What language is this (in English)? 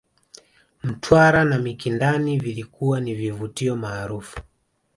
Swahili